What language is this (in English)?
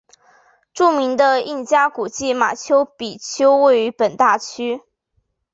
Chinese